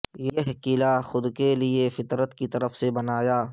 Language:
Urdu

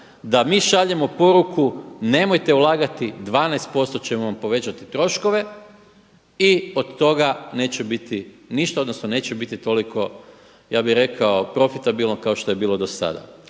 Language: Croatian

